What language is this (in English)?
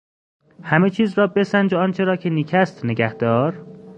Persian